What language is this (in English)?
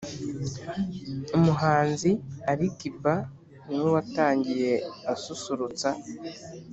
Kinyarwanda